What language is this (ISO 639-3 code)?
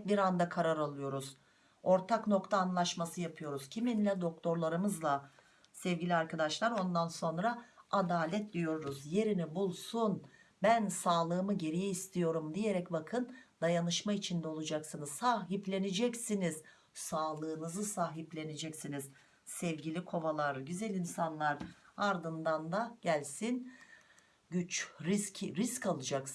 tur